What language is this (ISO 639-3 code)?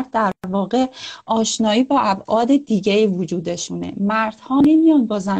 fas